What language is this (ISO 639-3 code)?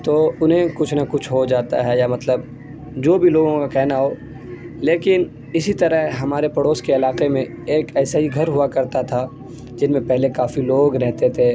urd